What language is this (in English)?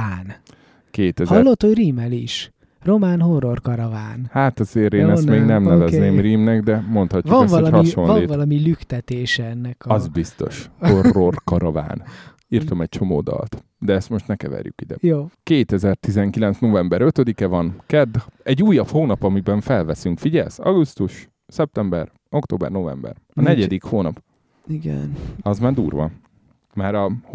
Hungarian